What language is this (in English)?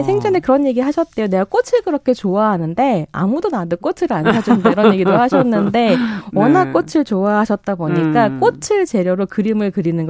Korean